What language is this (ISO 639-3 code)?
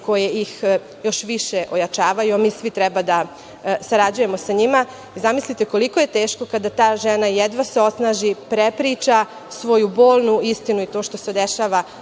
srp